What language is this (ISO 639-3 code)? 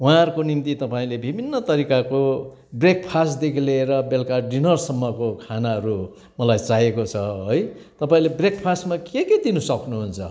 nep